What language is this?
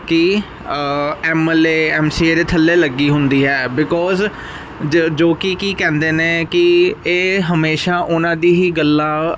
Punjabi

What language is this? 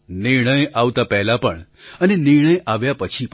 Gujarati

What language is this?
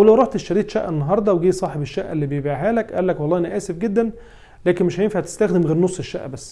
Arabic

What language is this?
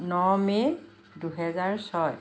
Assamese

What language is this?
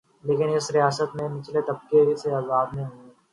Urdu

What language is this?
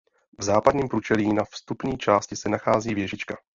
Czech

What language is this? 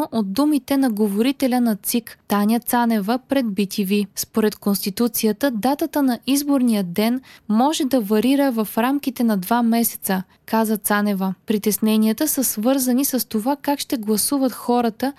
Bulgarian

